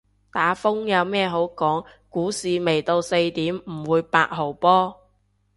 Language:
Cantonese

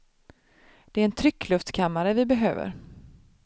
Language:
Swedish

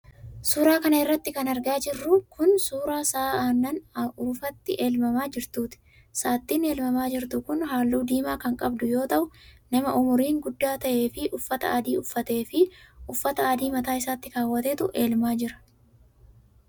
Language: Oromo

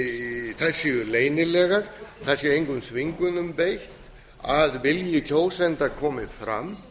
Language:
Icelandic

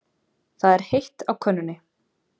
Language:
Icelandic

